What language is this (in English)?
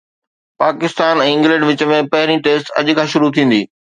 Sindhi